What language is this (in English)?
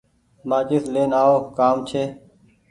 Goaria